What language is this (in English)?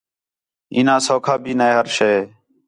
Khetrani